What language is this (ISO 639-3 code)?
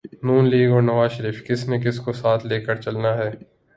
urd